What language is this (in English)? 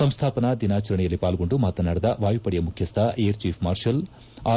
Kannada